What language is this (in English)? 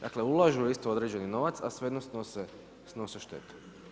Croatian